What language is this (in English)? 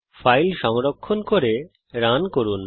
Bangla